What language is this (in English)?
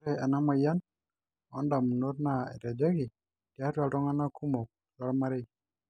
Masai